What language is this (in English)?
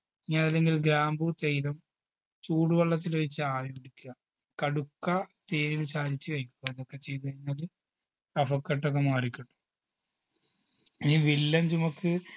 Malayalam